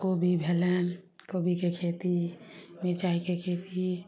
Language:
Maithili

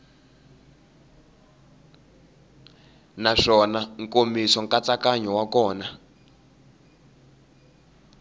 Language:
Tsonga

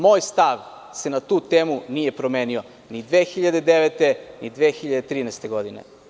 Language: Serbian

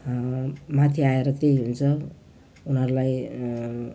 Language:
Nepali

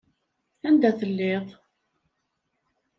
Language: Kabyle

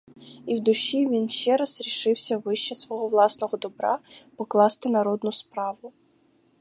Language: Ukrainian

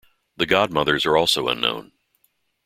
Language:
English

